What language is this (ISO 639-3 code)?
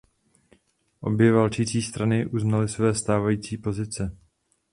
ces